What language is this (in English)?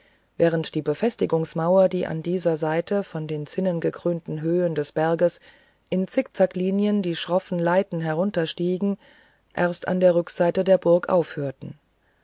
German